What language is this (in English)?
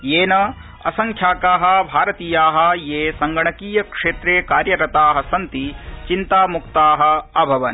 Sanskrit